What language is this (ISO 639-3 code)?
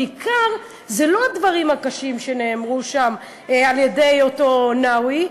heb